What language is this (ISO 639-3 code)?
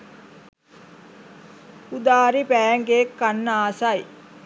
sin